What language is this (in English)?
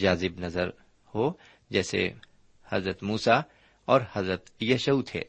Urdu